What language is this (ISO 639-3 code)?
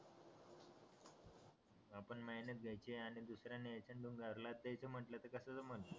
mar